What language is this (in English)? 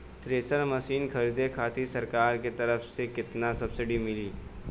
Bhojpuri